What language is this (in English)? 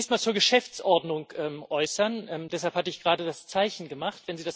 German